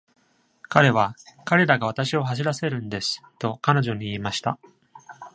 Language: Japanese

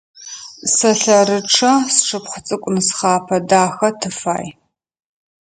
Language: Adyghe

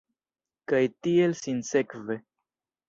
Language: Esperanto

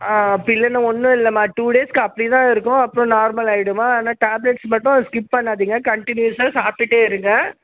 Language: Tamil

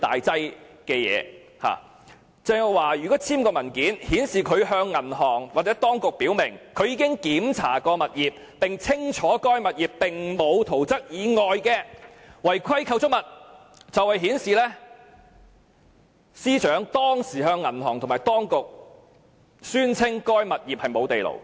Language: Cantonese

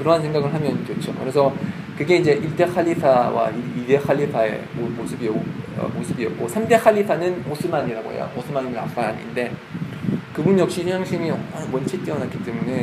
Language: Korean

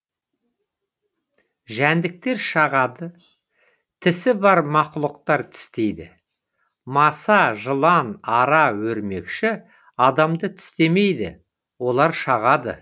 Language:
Kazakh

